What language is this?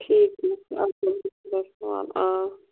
Kashmiri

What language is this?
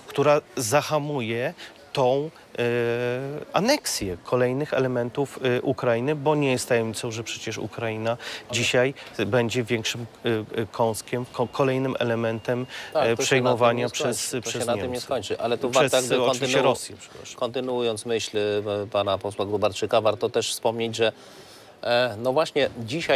Polish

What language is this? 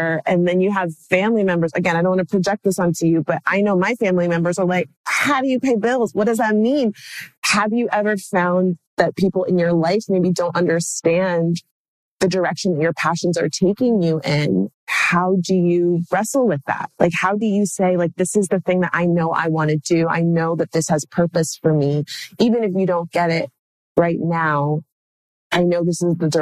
English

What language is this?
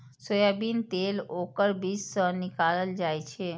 Maithili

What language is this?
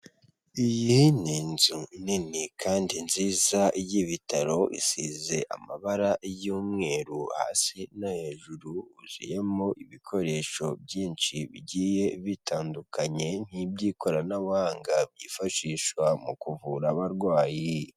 Kinyarwanda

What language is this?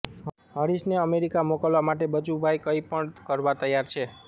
Gujarati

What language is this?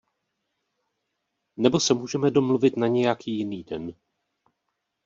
Czech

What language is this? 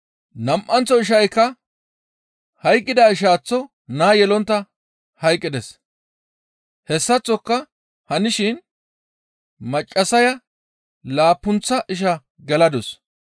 Gamo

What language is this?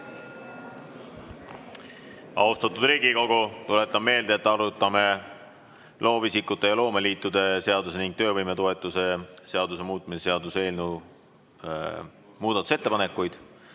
Estonian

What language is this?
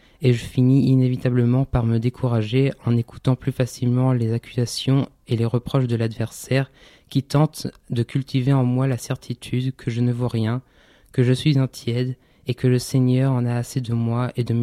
French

